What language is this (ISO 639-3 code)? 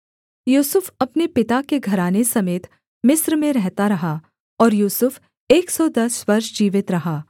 hin